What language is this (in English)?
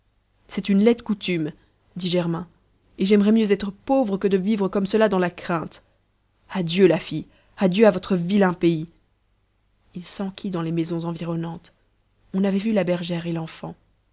French